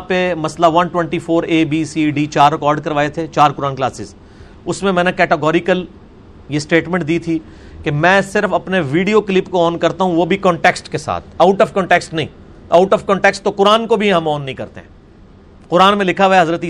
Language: Urdu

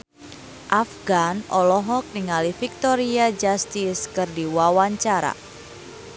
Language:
Sundanese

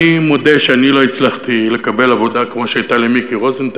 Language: Hebrew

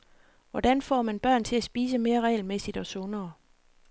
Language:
Danish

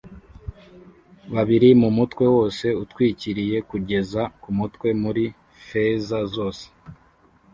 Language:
Kinyarwanda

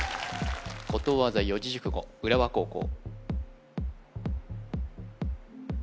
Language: Japanese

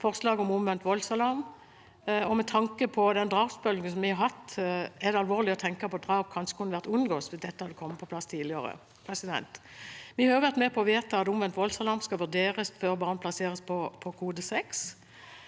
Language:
Norwegian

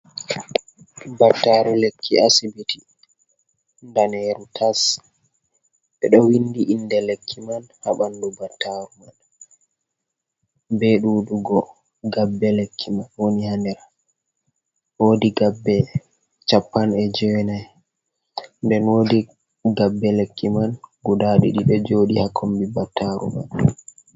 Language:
Fula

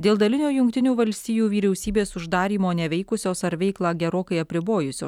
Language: Lithuanian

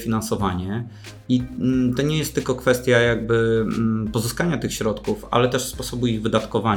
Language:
Polish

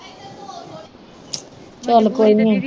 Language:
Punjabi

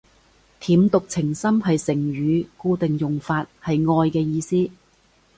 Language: Cantonese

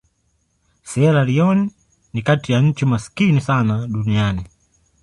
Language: Swahili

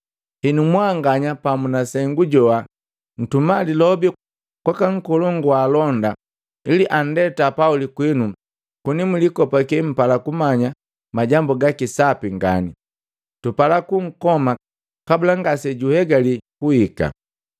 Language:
Matengo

